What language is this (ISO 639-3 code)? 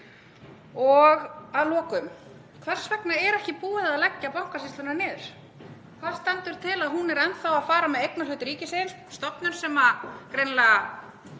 isl